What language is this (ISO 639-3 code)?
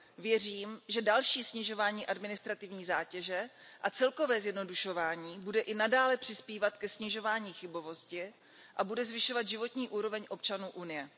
ces